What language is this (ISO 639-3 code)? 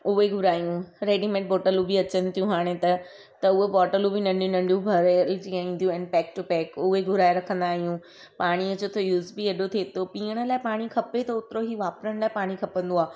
snd